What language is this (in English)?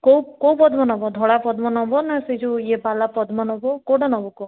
Odia